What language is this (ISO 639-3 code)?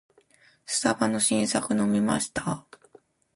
jpn